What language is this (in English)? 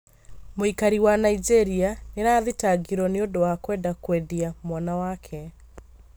Kikuyu